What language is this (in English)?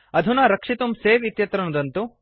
Sanskrit